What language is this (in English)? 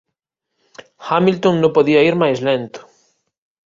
Galician